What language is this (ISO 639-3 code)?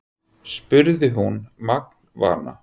isl